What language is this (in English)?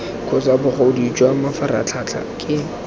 Tswana